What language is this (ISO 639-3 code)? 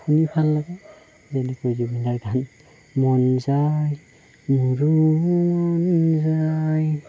asm